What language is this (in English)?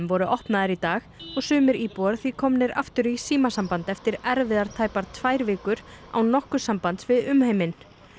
Icelandic